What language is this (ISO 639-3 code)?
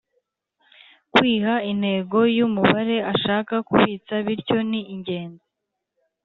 kin